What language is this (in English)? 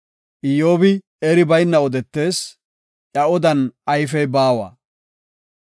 Gofa